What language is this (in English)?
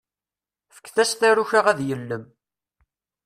Kabyle